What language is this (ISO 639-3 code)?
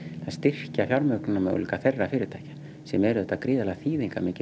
isl